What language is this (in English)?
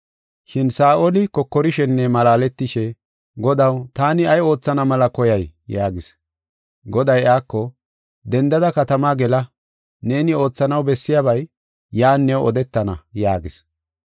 Gofa